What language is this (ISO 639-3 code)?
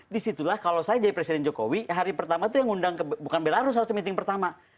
ind